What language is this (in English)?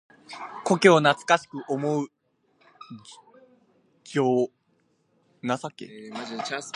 Japanese